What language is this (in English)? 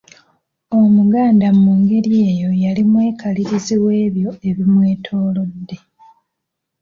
Ganda